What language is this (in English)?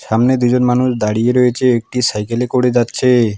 Bangla